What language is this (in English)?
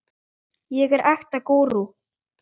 Icelandic